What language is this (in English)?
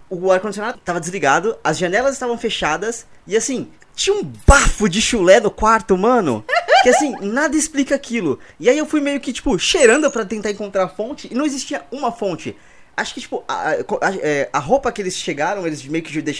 Portuguese